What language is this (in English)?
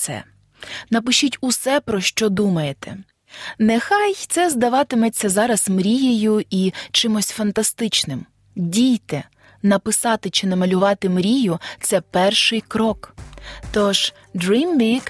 Ukrainian